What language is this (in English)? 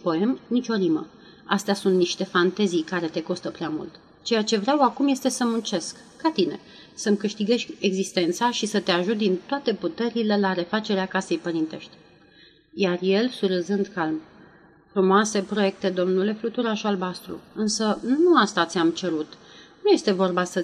Romanian